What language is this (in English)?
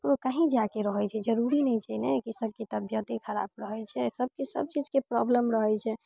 Maithili